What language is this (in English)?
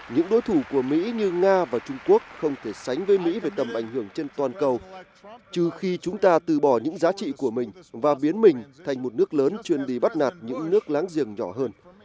Vietnamese